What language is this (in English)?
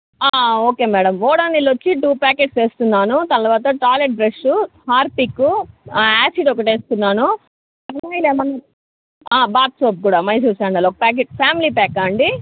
Telugu